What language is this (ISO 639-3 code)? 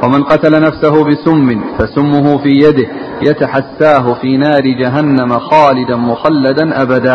ara